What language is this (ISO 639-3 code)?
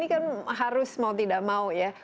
ind